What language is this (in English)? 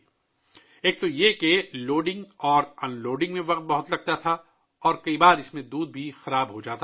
Urdu